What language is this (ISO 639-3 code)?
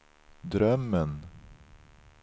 swe